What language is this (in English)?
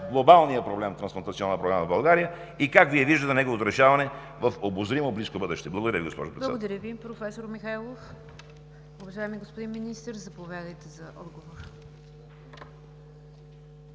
Bulgarian